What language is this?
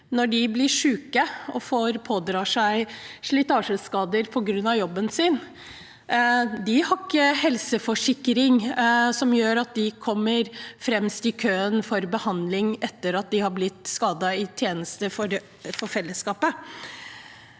Norwegian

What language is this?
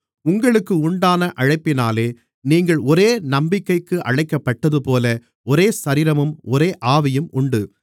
Tamil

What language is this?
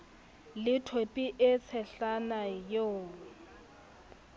Southern Sotho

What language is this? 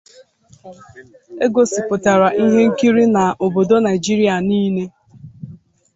Igbo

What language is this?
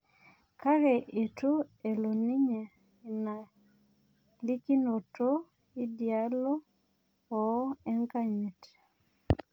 Masai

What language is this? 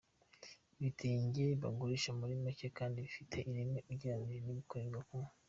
Kinyarwanda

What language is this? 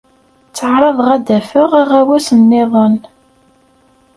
Kabyle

